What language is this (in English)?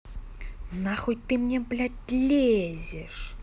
Russian